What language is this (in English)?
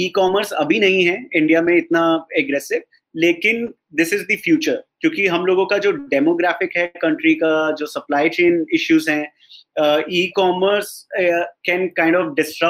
Hindi